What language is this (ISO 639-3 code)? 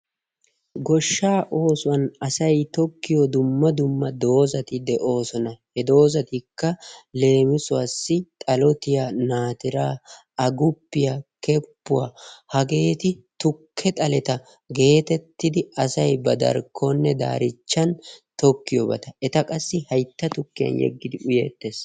wal